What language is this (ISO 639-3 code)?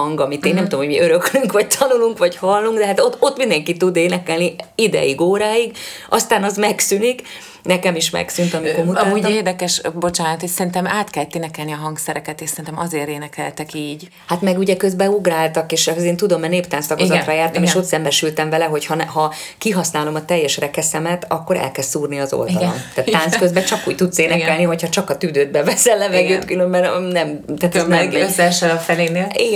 hun